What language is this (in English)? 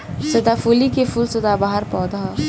Bhojpuri